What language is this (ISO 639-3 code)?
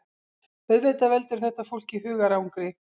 isl